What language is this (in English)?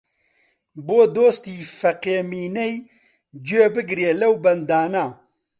Central Kurdish